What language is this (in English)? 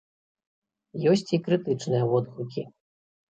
Belarusian